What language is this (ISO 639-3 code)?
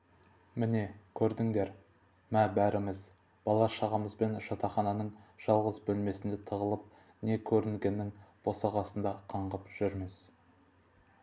kaz